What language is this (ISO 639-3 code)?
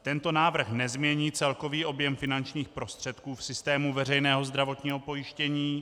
ces